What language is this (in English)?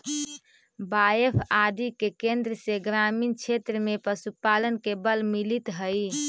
Magahi